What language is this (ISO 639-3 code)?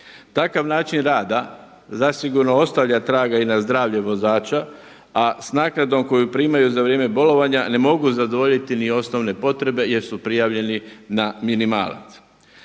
hrv